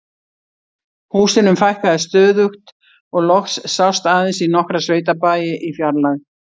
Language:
Icelandic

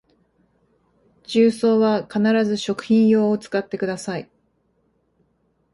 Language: Japanese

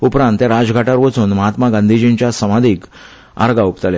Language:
Konkani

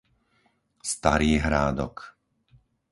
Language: Slovak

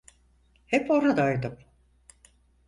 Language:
Turkish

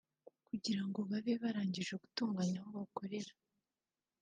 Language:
Kinyarwanda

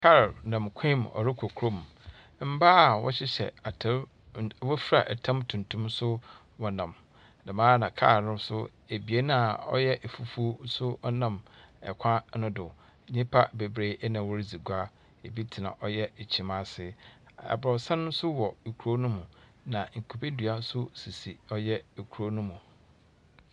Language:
Akan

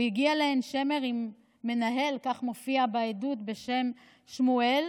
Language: Hebrew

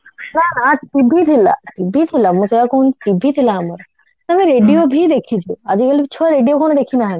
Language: Odia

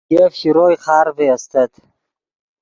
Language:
Yidgha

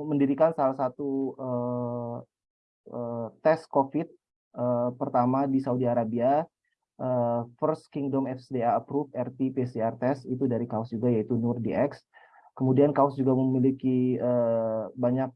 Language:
Indonesian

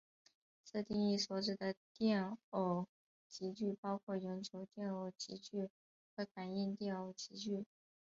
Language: Chinese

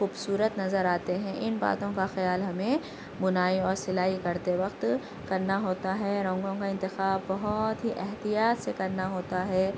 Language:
Urdu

